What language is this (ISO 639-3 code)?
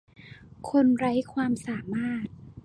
tha